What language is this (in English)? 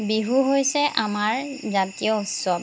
Assamese